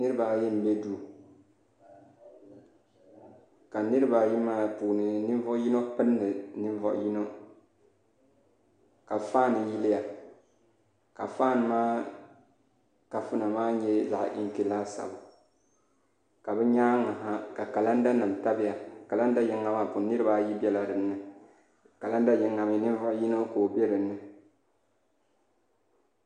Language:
Dagbani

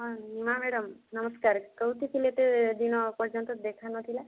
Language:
Odia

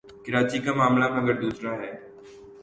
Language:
Urdu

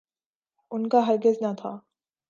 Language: Urdu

